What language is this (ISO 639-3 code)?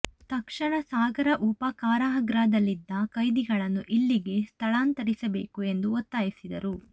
kan